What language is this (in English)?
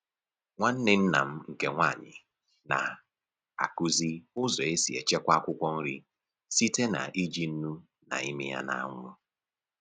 Igbo